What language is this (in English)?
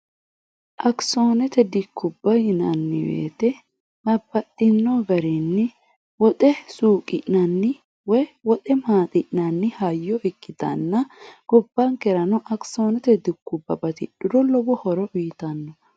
Sidamo